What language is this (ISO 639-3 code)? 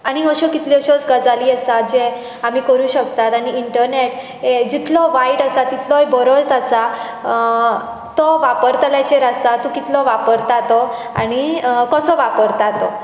kok